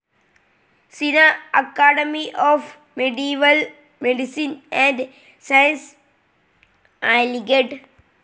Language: Malayalam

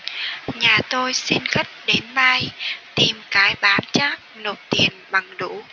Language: Vietnamese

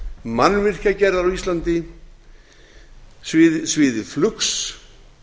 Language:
Icelandic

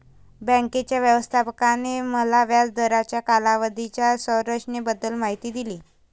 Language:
Marathi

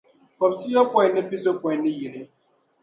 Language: Dagbani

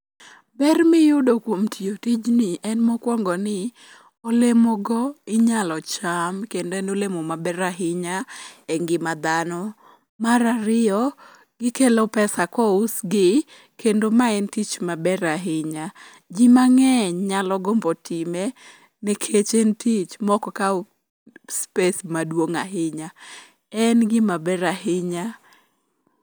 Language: Luo (Kenya and Tanzania)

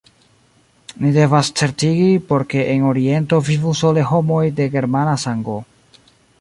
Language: Esperanto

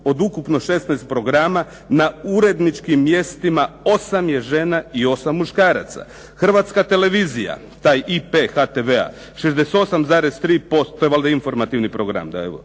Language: Croatian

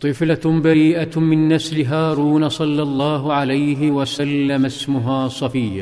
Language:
Arabic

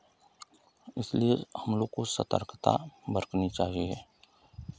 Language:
Hindi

